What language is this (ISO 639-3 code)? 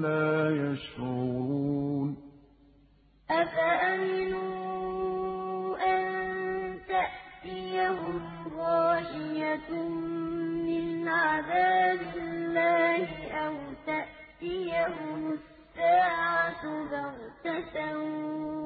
ara